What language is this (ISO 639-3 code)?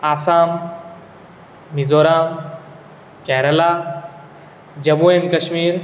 kok